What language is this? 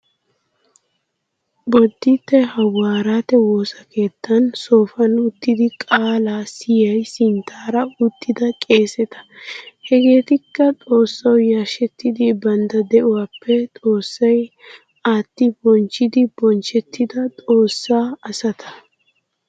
Wolaytta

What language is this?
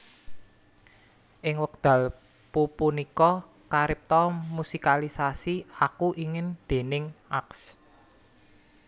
Javanese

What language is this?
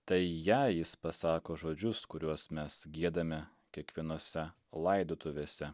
Lithuanian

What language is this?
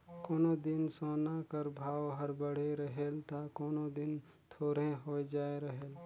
Chhattisgarhi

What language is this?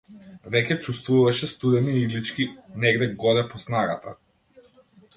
Macedonian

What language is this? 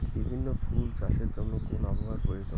Bangla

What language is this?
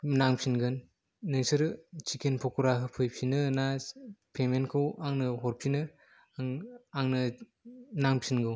Bodo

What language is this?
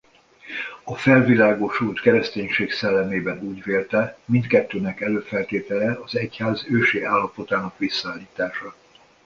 Hungarian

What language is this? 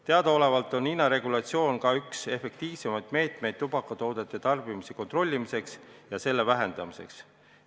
Estonian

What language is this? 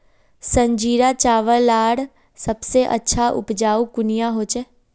Magahi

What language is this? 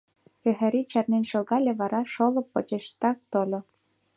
Mari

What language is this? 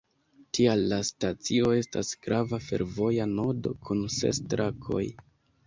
Esperanto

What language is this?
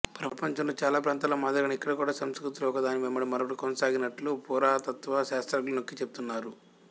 Telugu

